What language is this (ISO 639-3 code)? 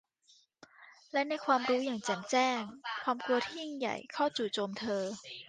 tha